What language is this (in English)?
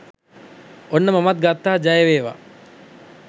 Sinhala